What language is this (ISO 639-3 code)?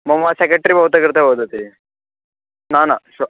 san